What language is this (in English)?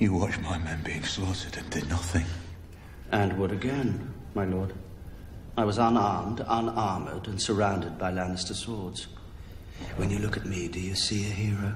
English